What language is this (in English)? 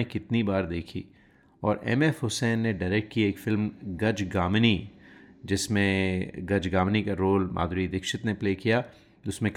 Hindi